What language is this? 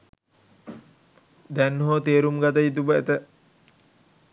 Sinhala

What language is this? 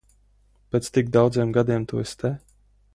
Latvian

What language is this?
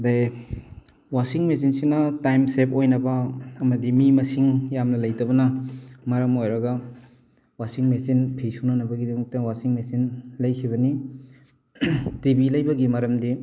Manipuri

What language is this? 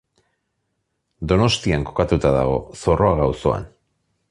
Basque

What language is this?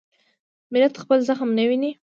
Pashto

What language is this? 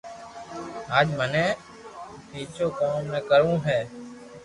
Loarki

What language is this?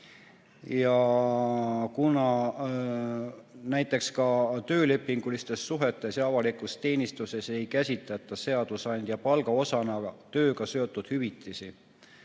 Estonian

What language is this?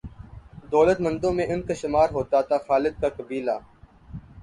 Urdu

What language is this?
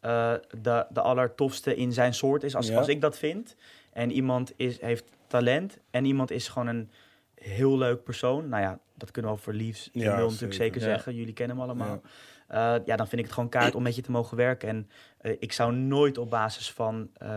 Dutch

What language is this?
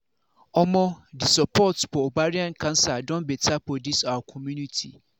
Nigerian Pidgin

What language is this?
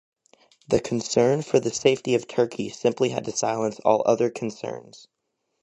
English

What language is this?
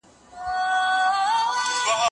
Pashto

